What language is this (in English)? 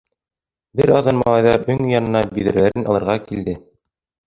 Bashkir